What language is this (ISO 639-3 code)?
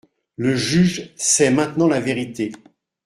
fra